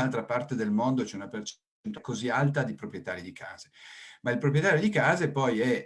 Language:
Italian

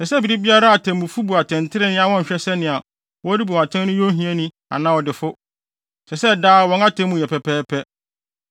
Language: Akan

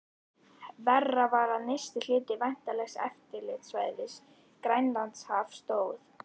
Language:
Icelandic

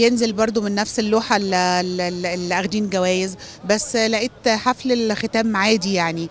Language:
Arabic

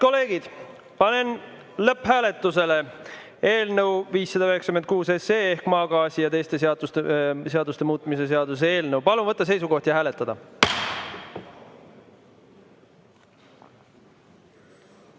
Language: Estonian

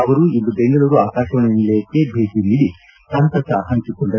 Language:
Kannada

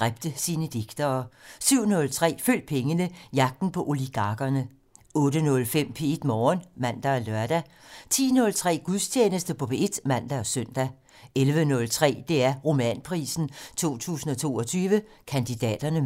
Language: Danish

